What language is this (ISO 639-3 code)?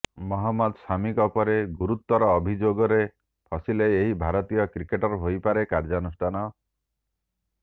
ori